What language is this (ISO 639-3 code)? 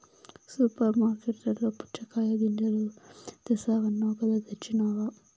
tel